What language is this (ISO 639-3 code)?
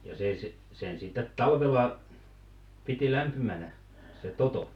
fin